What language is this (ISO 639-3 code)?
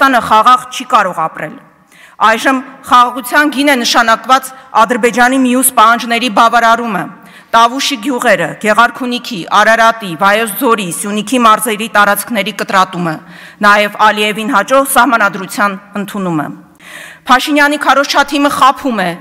ron